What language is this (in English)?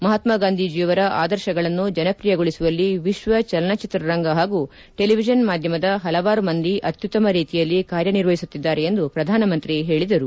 Kannada